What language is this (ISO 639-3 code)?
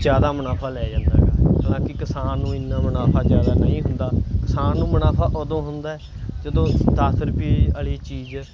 pan